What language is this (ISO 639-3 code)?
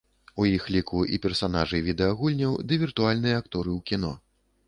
bel